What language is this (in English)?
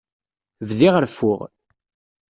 Kabyle